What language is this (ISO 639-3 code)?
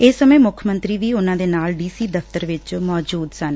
pan